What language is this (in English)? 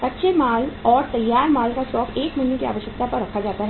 Hindi